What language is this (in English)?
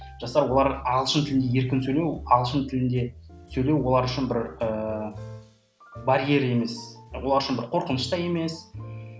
Kazakh